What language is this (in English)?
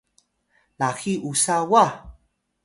Atayal